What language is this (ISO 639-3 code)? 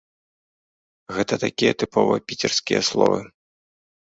bel